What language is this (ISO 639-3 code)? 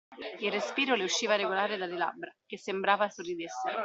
ita